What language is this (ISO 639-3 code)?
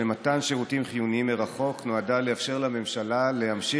heb